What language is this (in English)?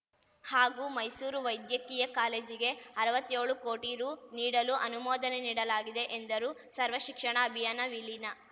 Kannada